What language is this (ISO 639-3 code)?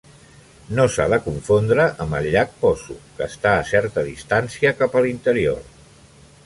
cat